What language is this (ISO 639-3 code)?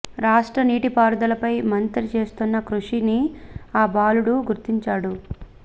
tel